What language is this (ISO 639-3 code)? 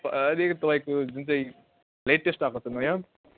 nep